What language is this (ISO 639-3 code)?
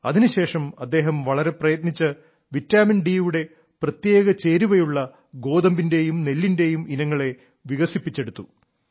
mal